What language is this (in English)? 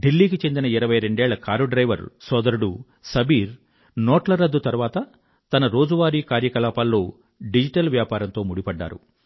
Telugu